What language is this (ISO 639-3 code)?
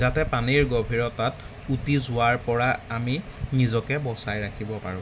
asm